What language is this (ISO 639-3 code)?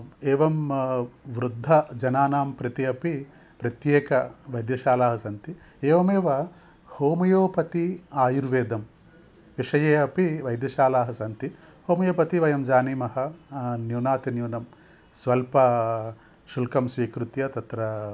san